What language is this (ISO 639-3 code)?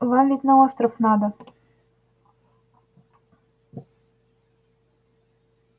rus